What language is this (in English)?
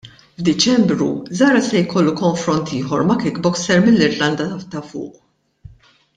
Maltese